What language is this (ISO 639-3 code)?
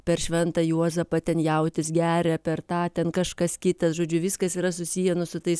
lit